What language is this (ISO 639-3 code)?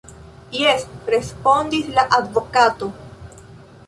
epo